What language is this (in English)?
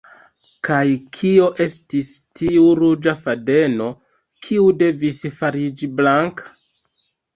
Esperanto